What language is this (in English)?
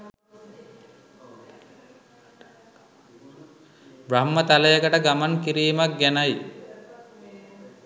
Sinhala